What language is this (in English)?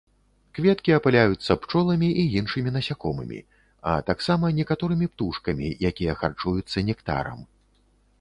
Belarusian